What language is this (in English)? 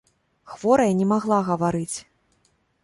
Belarusian